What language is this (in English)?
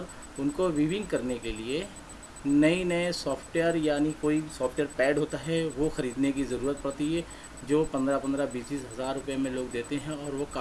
Hindi